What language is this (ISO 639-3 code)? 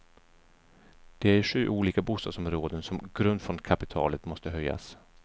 swe